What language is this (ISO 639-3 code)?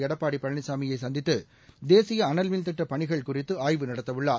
tam